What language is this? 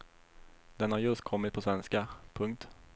Swedish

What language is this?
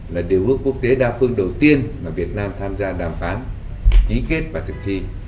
Vietnamese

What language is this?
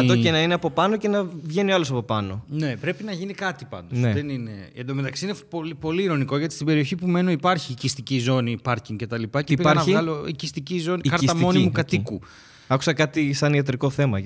Greek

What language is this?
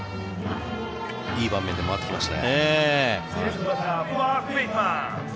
Japanese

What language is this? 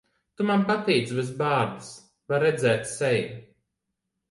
Latvian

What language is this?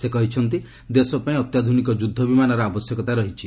Odia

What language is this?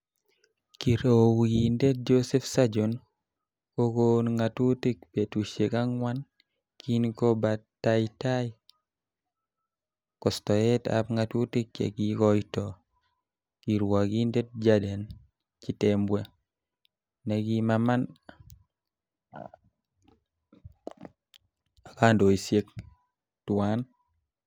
Kalenjin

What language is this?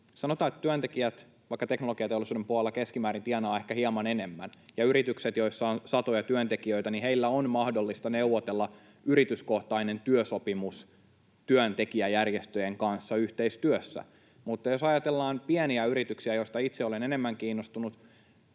Finnish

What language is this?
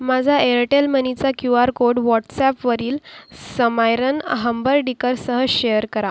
Marathi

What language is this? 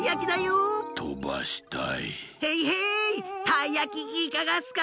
Japanese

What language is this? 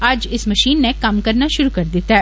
Dogri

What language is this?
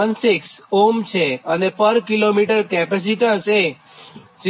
Gujarati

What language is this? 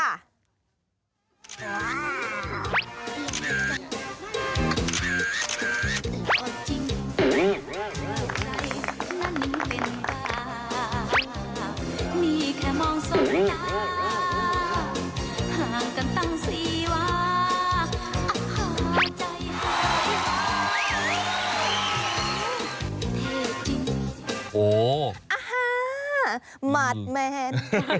Thai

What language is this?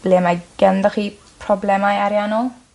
Welsh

